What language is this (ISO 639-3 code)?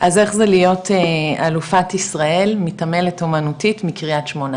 heb